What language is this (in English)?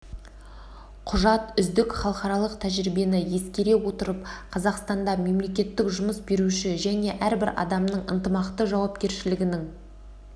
Kazakh